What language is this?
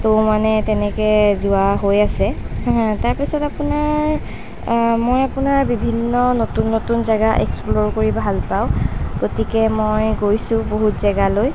Assamese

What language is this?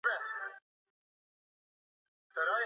Swahili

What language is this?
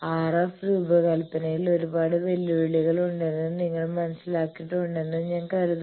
Malayalam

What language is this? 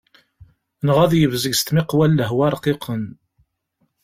Kabyle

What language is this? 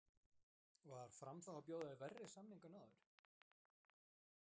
Icelandic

